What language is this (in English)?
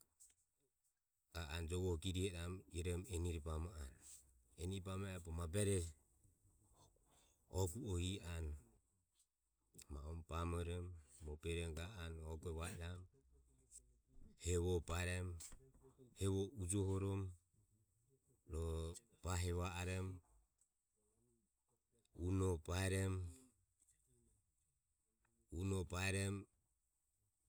Ömie